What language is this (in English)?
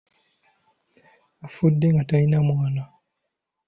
Ganda